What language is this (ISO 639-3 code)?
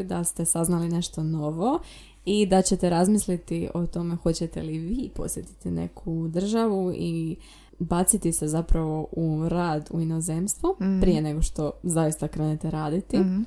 hrv